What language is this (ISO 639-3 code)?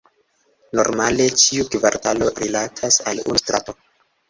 epo